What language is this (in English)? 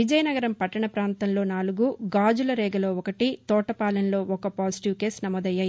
Telugu